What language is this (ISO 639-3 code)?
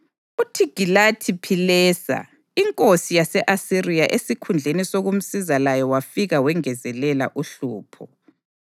nde